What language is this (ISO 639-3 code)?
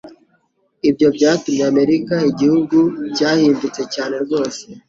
kin